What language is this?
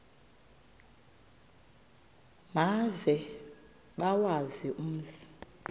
Xhosa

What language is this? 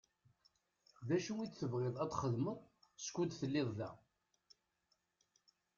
Kabyle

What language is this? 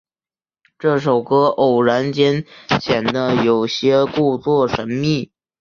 Chinese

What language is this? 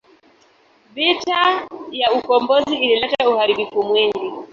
Swahili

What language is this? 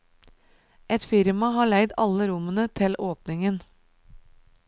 Norwegian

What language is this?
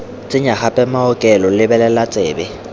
Tswana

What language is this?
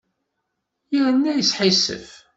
Kabyle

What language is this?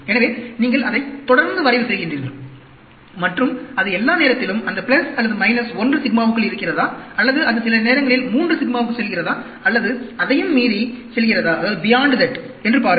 Tamil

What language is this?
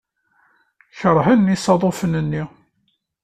Kabyle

